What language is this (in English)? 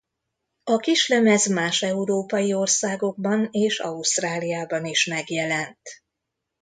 Hungarian